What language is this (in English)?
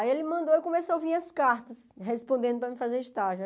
Portuguese